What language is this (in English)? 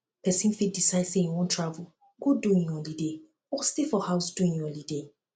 Nigerian Pidgin